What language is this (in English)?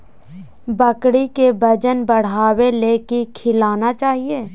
Magahi